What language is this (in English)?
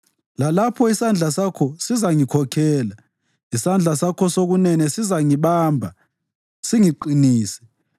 North Ndebele